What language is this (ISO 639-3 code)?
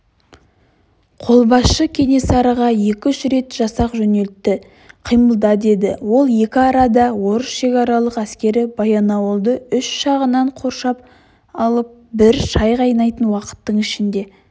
kaz